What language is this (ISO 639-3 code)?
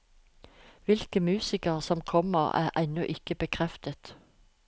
nor